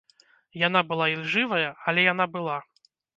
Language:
Belarusian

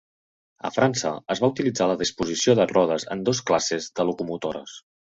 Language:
Catalan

